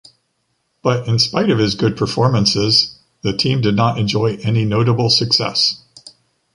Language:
English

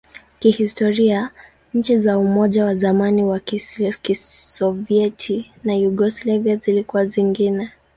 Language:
Swahili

